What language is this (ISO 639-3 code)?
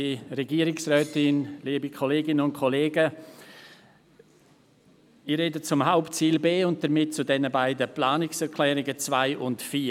gsw